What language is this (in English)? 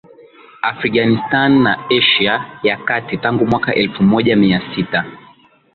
Swahili